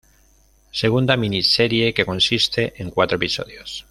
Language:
Spanish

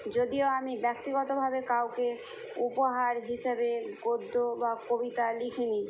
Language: Bangla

